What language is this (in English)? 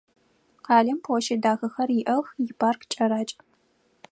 Adyghe